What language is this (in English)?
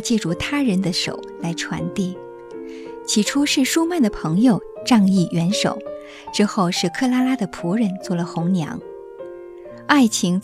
Chinese